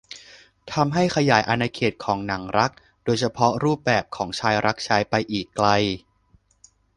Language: Thai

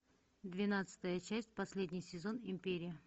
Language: Russian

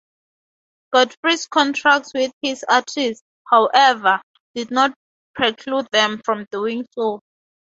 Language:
English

